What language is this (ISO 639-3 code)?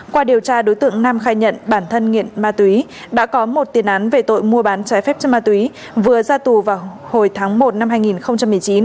vie